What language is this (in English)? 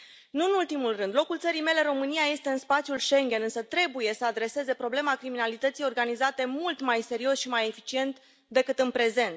Romanian